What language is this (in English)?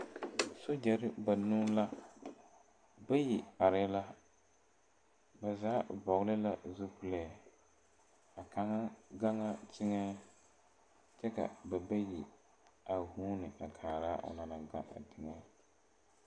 Southern Dagaare